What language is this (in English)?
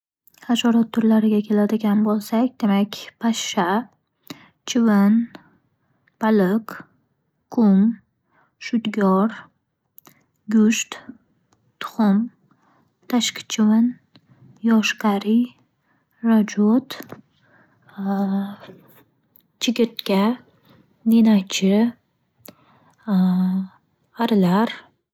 Uzbek